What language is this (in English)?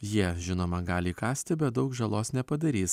Lithuanian